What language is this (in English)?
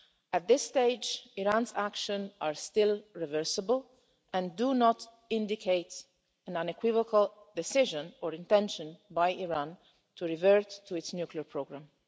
English